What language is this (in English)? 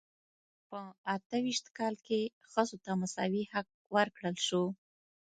Pashto